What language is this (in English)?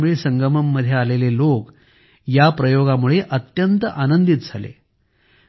Marathi